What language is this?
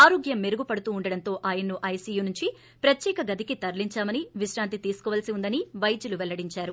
Telugu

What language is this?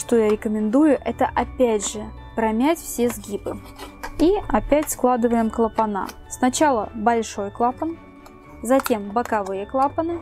Russian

